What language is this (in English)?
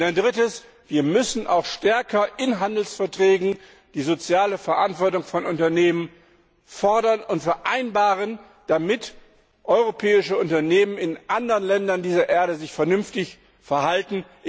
German